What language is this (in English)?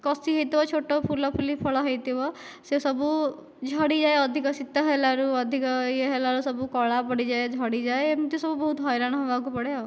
Odia